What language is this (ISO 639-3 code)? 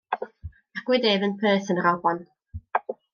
cym